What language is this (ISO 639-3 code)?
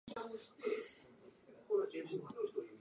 jpn